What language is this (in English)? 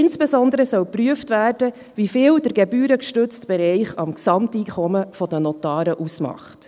Swiss German